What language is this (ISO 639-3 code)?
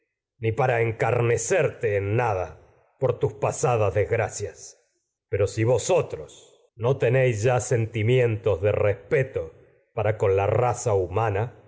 spa